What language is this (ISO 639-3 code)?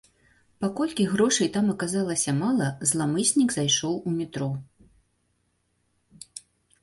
bel